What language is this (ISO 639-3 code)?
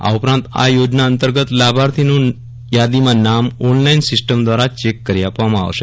guj